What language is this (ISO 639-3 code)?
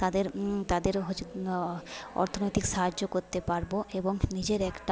ben